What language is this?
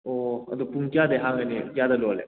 Manipuri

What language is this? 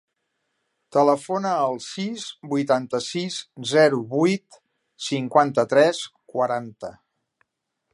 Catalan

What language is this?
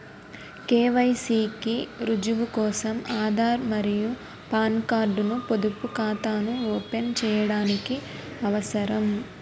Telugu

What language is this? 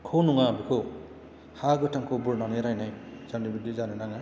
Bodo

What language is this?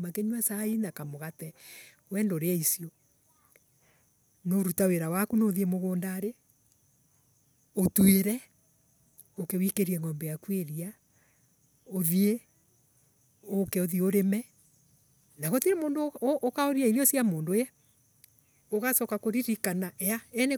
Embu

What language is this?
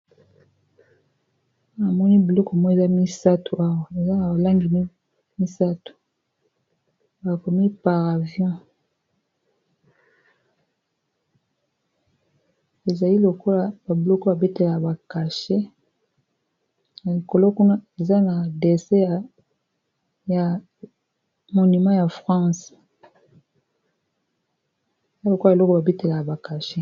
Lingala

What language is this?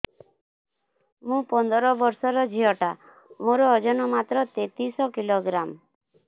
Odia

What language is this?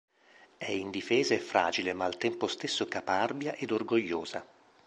Italian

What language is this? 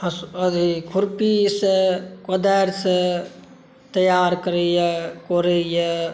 Maithili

